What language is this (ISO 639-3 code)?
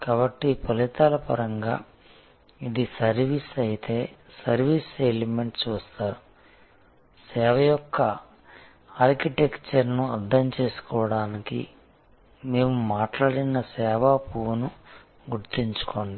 tel